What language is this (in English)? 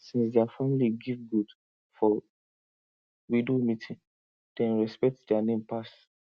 Nigerian Pidgin